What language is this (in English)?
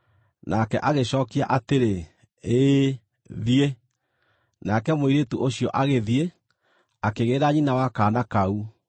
Kikuyu